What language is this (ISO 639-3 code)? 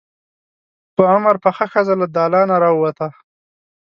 pus